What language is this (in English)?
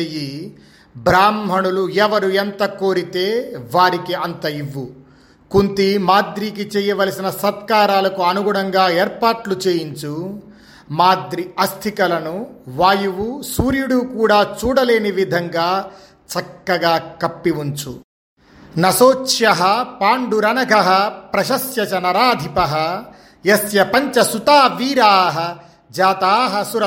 Telugu